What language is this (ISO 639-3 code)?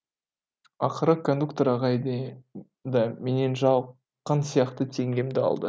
kaz